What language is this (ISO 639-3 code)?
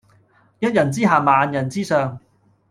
yue